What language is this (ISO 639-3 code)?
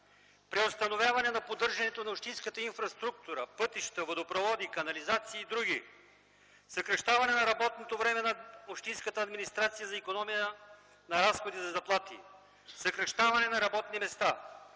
bul